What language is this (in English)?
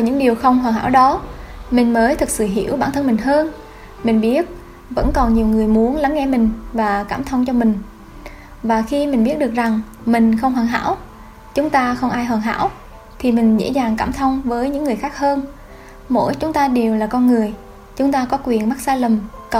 Vietnamese